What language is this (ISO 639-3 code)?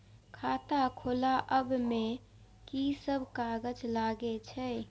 mai